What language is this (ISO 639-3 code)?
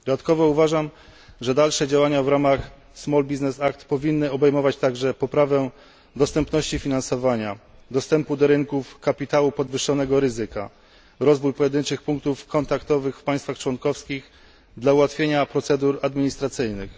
pol